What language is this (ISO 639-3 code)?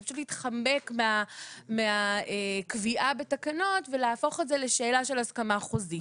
heb